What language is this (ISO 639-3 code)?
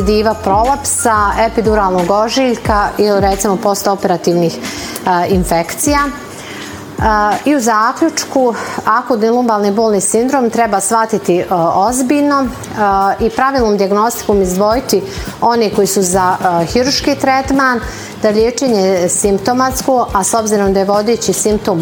hrv